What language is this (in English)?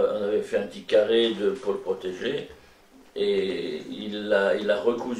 French